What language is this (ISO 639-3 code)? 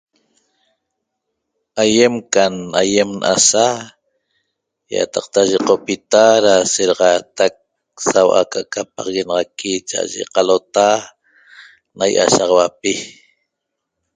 tob